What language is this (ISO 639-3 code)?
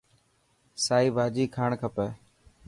mki